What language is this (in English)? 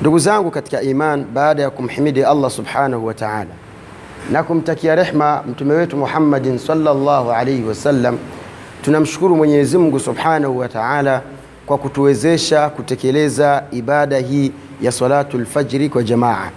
Swahili